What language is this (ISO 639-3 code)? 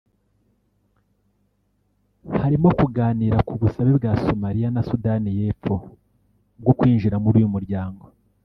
kin